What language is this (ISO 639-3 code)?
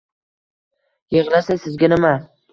uzb